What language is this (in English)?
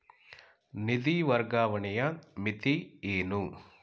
Kannada